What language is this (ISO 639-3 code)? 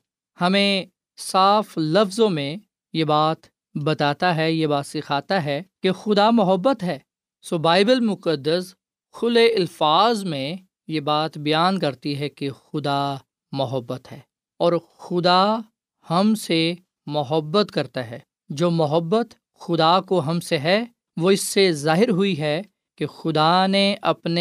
urd